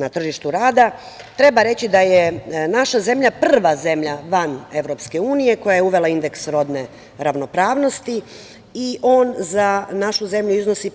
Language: Serbian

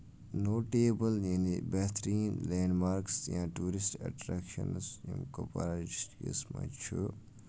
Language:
Kashmiri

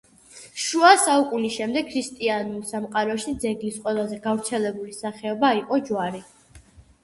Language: Georgian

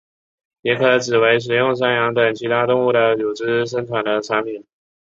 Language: Chinese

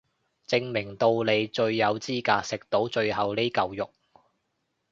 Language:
Cantonese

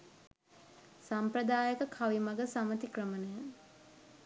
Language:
Sinhala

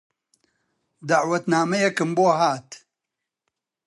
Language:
Central Kurdish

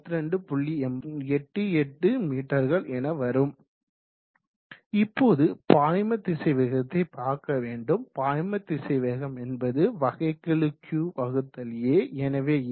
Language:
Tamil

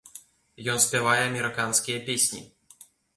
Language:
Belarusian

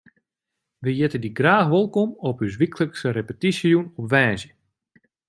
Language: Western Frisian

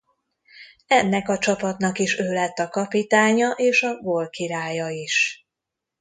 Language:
Hungarian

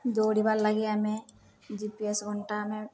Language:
Odia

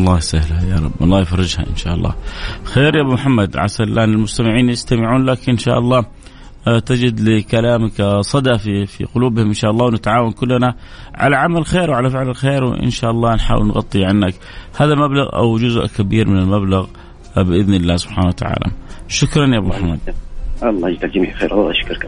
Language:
Arabic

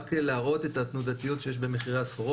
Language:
Hebrew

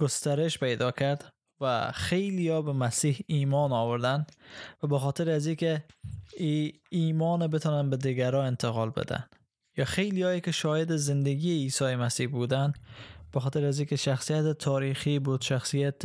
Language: Persian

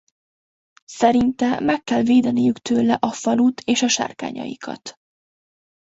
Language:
Hungarian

